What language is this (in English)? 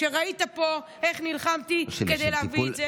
Hebrew